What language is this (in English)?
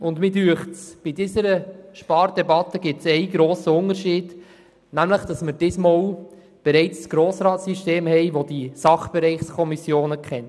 Swiss German